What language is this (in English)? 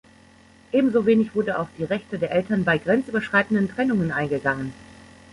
German